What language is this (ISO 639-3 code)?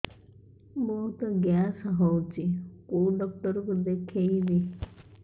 ori